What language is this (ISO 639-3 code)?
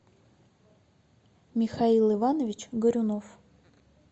rus